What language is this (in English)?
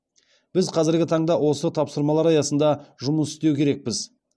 Kazakh